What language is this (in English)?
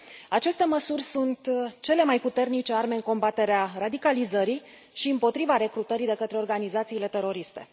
Romanian